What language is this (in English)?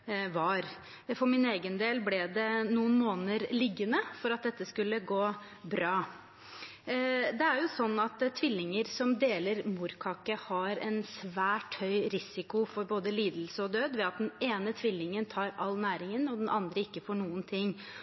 Norwegian Bokmål